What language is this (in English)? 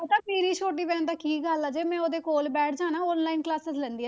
Punjabi